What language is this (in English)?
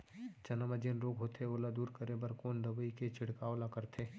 Chhattisgarhi